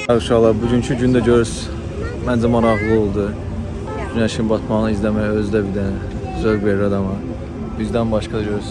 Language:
Turkish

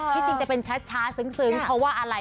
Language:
Thai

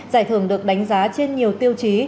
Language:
Vietnamese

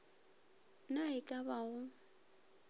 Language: Northern Sotho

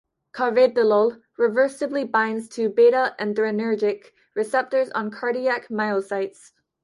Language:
English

